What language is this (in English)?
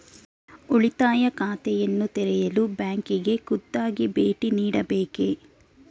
Kannada